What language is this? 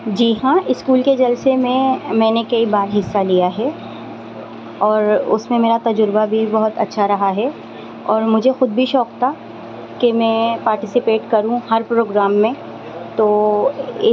Urdu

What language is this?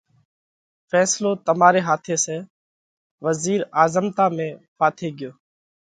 Parkari Koli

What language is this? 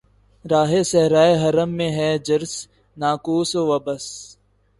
Urdu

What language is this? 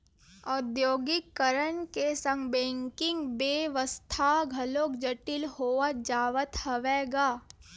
Chhattisgarhi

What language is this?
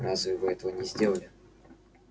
Russian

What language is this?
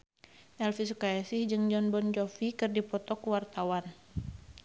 Sundanese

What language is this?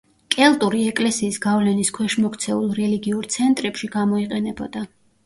Georgian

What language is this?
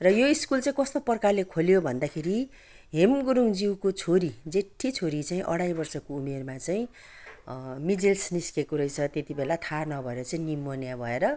Nepali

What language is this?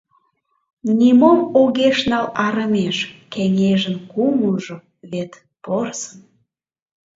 Mari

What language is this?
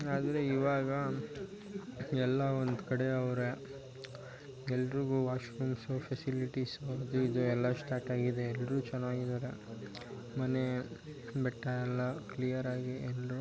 Kannada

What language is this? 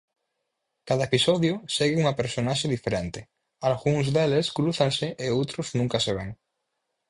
Galician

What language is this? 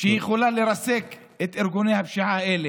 Hebrew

